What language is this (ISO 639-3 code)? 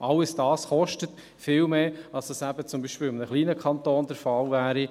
gsw